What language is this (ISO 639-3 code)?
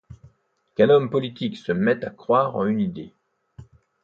fra